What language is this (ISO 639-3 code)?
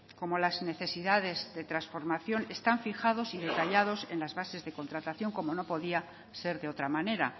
spa